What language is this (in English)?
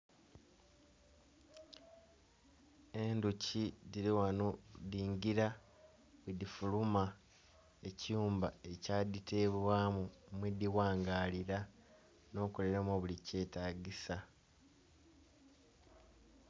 Soga